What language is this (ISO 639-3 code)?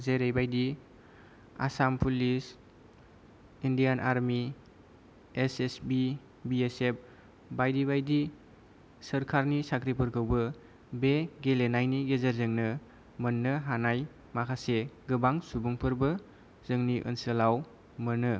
brx